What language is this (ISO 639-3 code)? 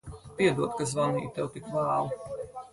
lav